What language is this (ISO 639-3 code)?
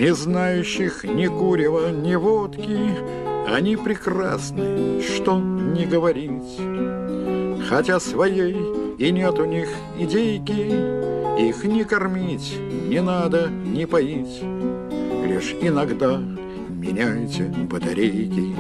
rus